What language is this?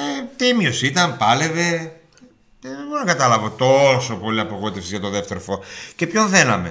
Greek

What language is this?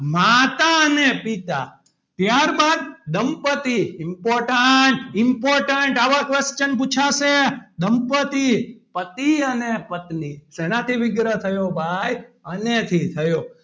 Gujarati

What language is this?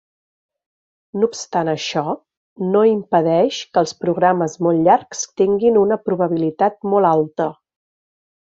Catalan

